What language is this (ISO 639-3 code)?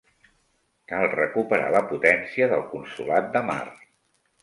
cat